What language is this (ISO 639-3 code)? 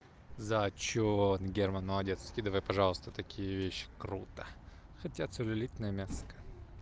rus